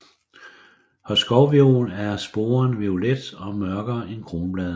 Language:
Danish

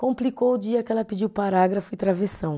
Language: Portuguese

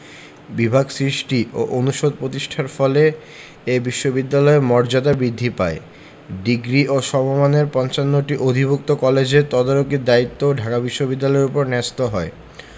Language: Bangla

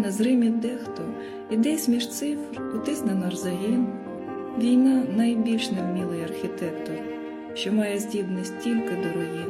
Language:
Ukrainian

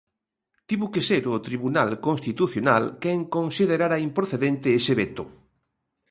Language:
Galician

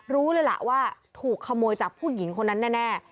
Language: Thai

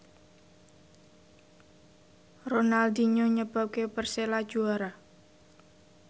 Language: Javanese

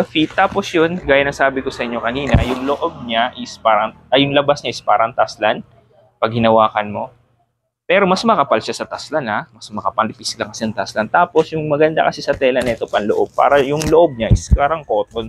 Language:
Filipino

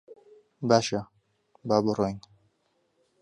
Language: Central Kurdish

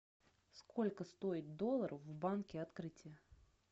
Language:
Russian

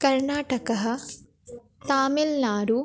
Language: Sanskrit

